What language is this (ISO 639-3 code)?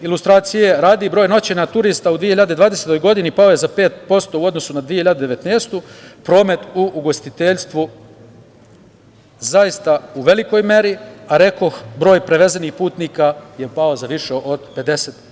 srp